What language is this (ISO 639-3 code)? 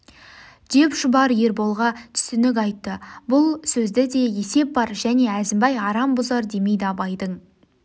kaz